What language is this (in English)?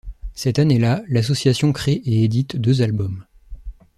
French